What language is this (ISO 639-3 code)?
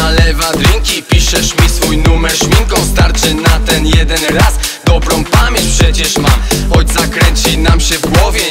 pol